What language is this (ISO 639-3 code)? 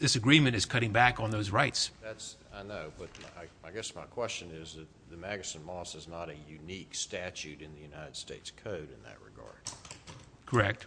eng